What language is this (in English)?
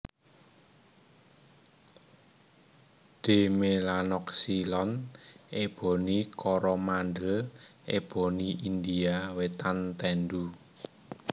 Javanese